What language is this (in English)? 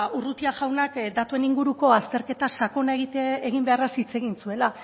Basque